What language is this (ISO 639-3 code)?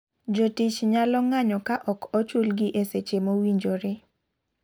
luo